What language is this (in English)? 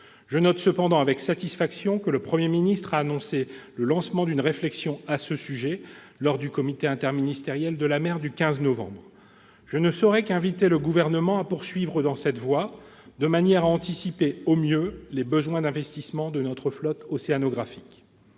French